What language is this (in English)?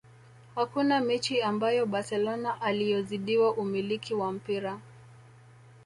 Swahili